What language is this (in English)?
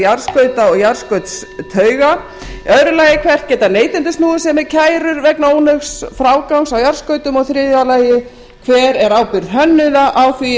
Icelandic